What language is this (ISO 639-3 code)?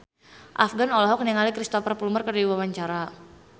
sun